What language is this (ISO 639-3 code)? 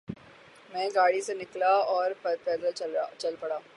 urd